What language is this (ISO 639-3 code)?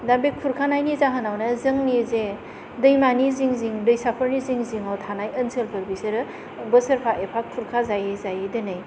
brx